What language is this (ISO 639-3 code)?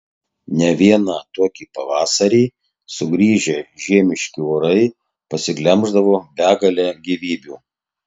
lit